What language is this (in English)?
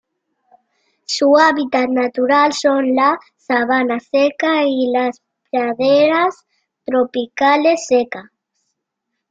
Spanish